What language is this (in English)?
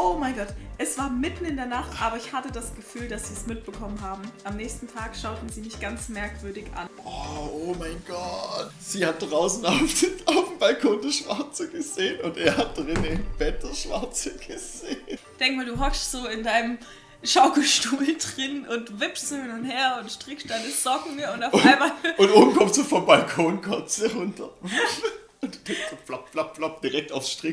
German